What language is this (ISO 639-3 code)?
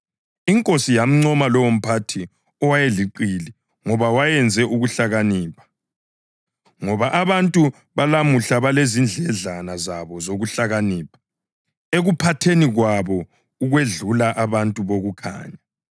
nde